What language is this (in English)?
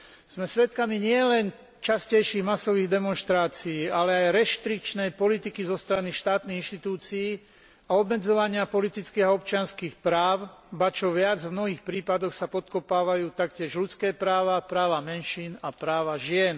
Slovak